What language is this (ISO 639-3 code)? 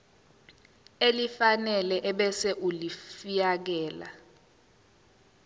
zul